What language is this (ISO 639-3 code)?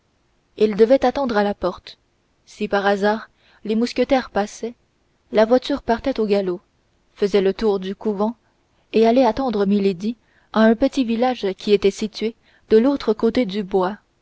fra